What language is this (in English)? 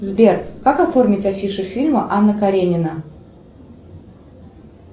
Russian